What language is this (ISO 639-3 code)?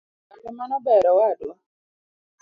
luo